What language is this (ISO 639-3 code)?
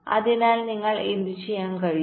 mal